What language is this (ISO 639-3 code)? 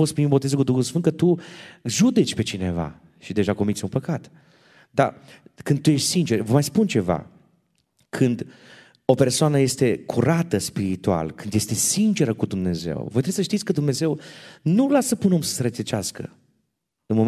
ron